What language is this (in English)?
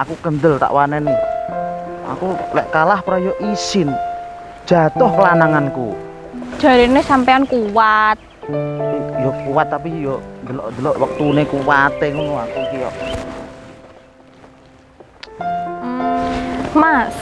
Indonesian